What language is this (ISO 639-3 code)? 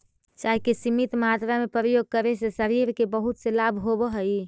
mag